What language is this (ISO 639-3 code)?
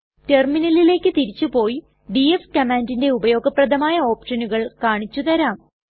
mal